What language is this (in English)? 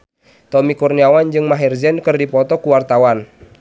Sundanese